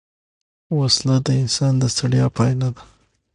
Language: Pashto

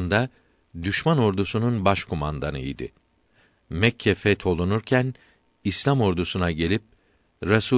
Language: Turkish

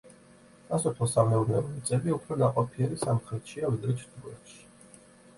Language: Georgian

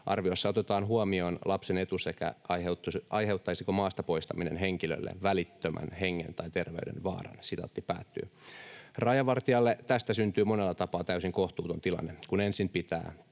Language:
Finnish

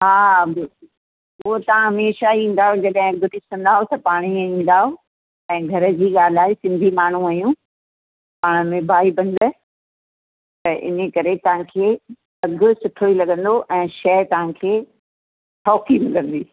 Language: Sindhi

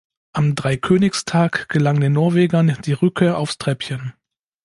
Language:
German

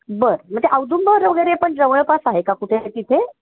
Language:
Marathi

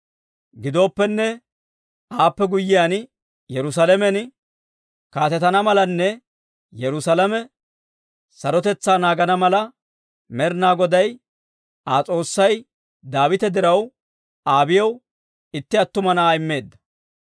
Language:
Dawro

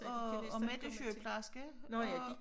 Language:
Danish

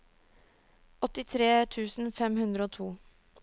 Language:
Norwegian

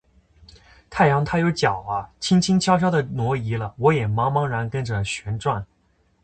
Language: Chinese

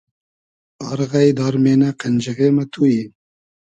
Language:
Hazaragi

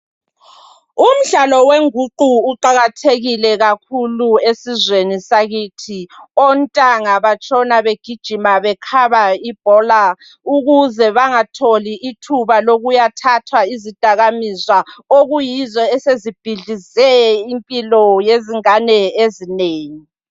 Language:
North Ndebele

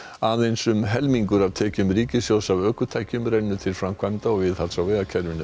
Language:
Icelandic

